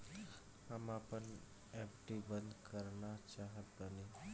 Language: Bhojpuri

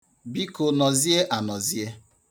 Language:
Igbo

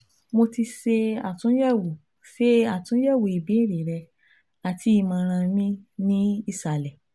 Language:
Yoruba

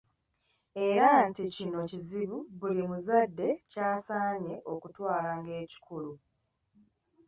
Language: Ganda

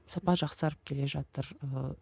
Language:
Kazakh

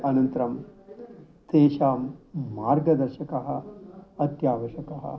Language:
Sanskrit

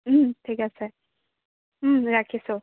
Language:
Assamese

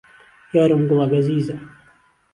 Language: Central Kurdish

